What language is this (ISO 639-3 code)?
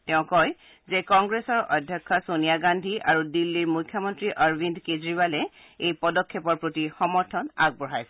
asm